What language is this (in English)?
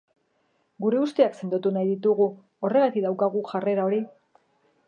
Basque